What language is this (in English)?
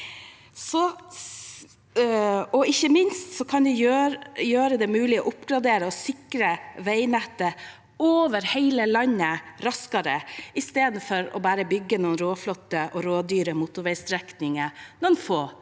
Norwegian